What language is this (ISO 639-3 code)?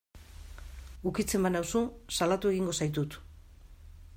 eus